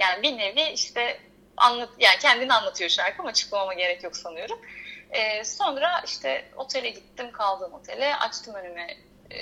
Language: Turkish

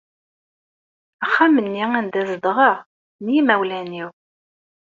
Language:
Kabyle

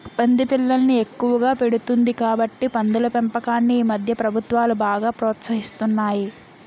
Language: Telugu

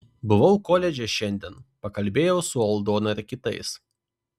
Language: Lithuanian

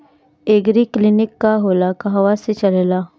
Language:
Bhojpuri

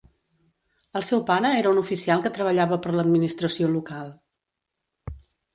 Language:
Catalan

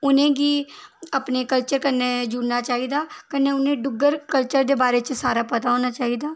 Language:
Dogri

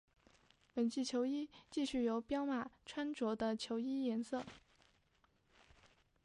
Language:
Chinese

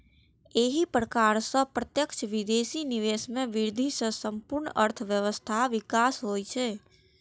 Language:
Maithili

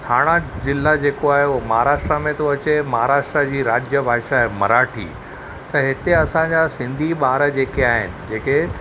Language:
Sindhi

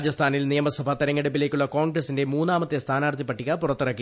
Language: Malayalam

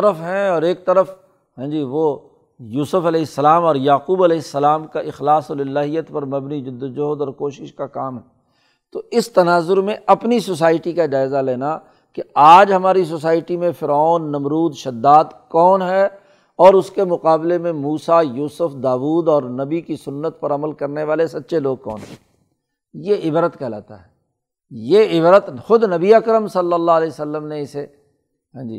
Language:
Urdu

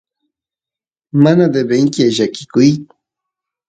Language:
Santiago del Estero Quichua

